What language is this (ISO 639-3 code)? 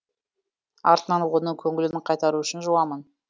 kaz